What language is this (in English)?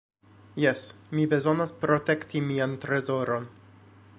Esperanto